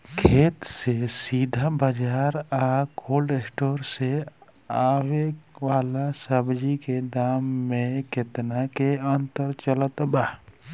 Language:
Bhojpuri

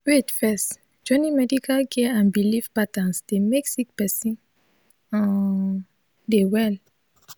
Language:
Nigerian Pidgin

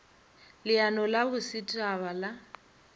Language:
Northern Sotho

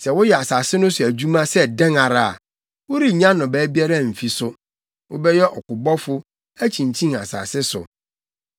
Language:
Akan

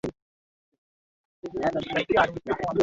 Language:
Swahili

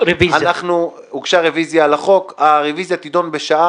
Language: Hebrew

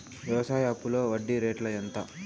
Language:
Telugu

